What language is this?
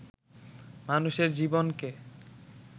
Bangla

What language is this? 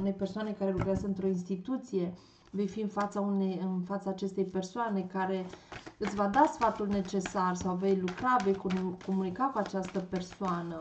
Romanian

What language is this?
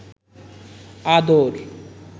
Bangla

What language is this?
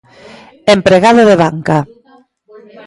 Galician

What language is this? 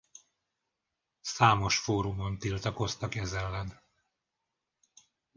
Hungarian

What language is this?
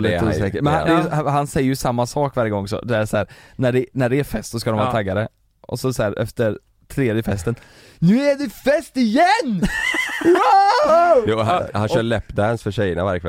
Swedish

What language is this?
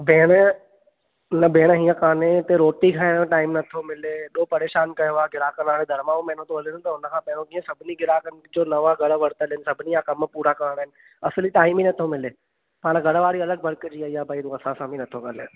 Sindhi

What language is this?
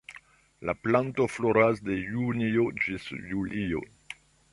Esperanto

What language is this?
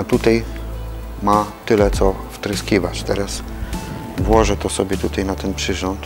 Polish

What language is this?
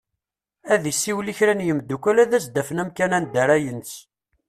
Kabyle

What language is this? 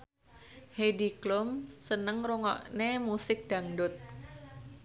Javanese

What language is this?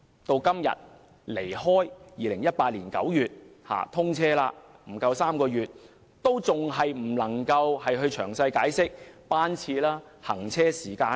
Cantonese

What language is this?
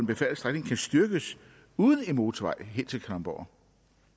Danish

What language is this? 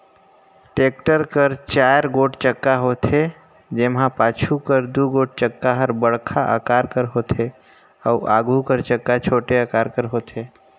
Chhattisgarhi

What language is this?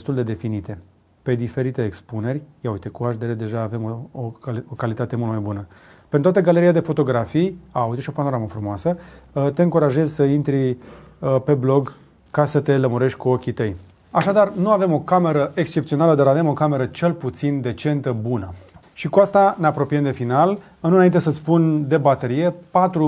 Romanian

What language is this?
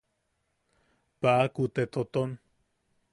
Yaqui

